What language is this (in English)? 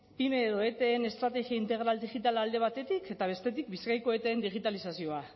Basque